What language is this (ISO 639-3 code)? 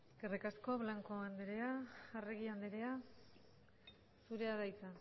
eus